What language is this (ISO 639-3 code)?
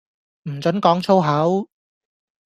yue